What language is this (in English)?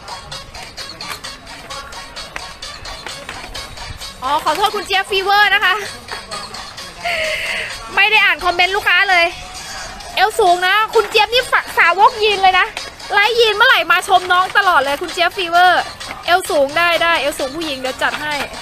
Thai